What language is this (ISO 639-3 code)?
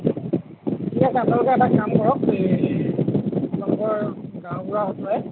asm